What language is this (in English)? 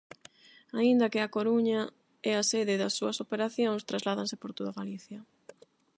Galician